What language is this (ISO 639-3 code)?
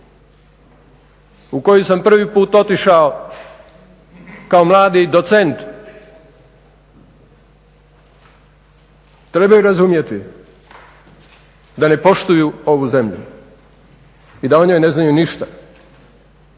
hrv